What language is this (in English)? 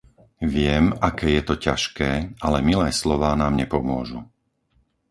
Slovak